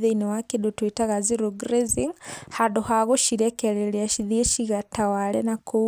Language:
Kikuyu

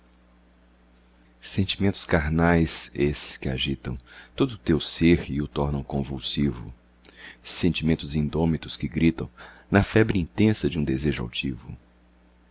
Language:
Portuguese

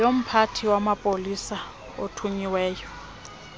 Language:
Xhosa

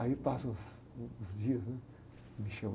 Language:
Portuguese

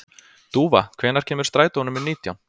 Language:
Icelandic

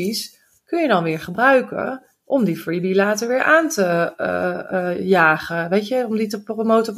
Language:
Dutch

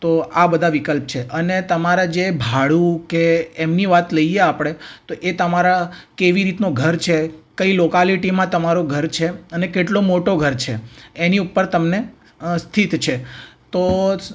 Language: Gujarati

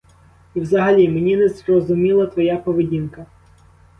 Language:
Ukrainian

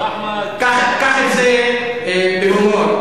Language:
Hebrew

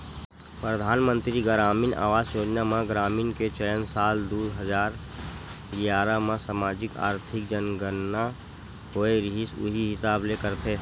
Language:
Chhattisgarhi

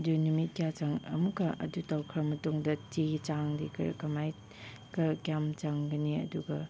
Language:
Manipuri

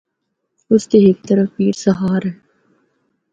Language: Northern Hindko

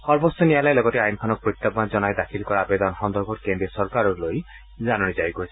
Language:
Assamese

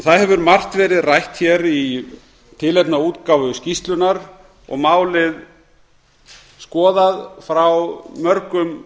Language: Icelandic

